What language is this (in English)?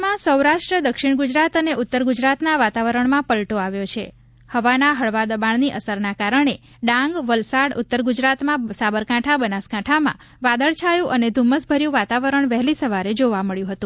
Gujarati